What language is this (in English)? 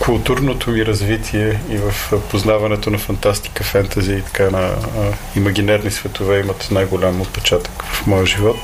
Bulgarian